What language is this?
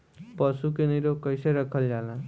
Bhojpuri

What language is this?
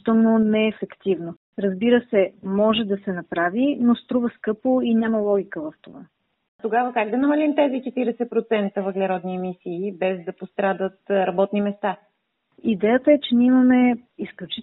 Bulgarian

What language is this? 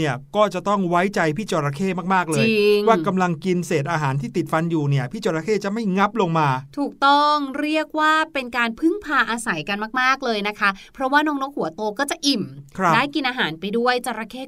Thai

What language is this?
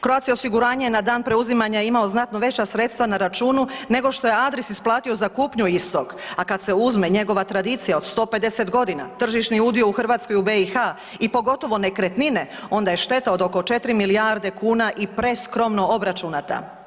Croatian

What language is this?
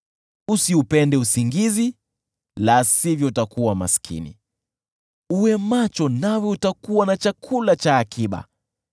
Swahili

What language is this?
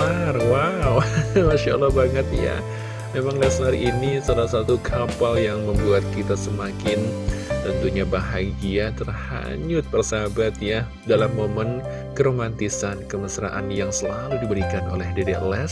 Indonesian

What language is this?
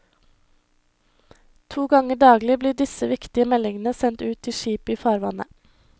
Norwegian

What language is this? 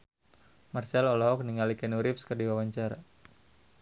Sundanese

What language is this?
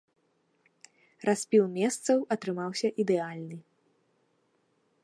Belarusian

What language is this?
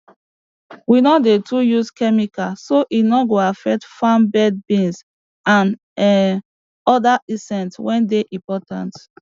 Nigerian Pidgin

